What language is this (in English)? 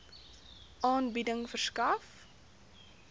Afrikaans